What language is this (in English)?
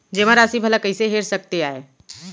Chhattisgarhi